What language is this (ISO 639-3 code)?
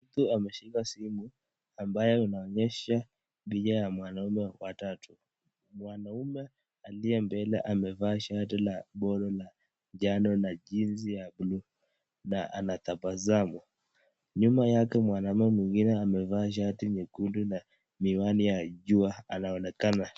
swa